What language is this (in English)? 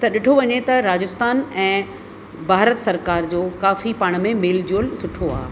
Sindhi